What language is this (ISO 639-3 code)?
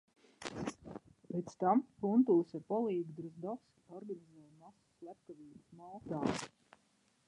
lav